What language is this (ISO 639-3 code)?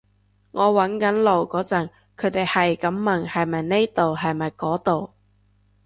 yue